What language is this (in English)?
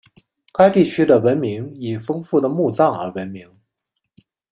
Chinese